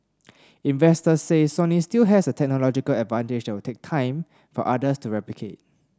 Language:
English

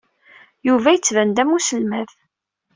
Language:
Kabyle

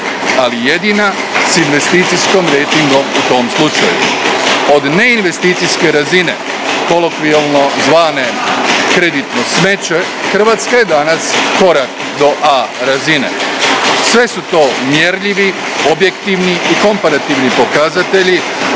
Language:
Croatian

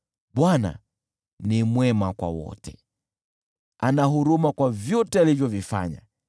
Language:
Swahili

